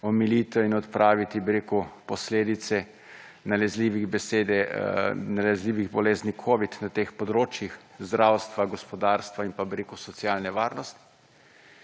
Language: Slovenian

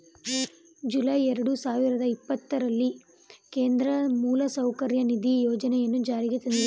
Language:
Kannada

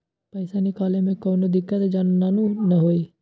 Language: Magahi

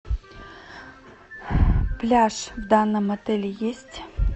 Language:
Russian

